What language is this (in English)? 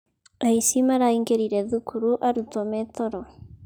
Kikuyu